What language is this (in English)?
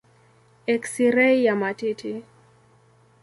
Swahili